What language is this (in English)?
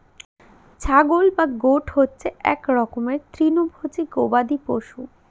Bangla